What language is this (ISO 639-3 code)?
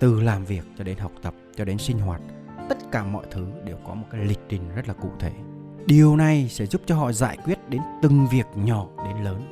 vie